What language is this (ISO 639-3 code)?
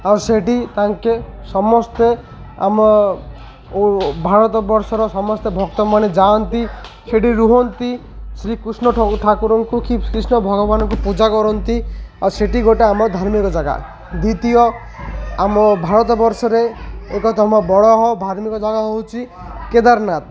ori